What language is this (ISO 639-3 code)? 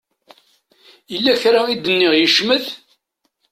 kab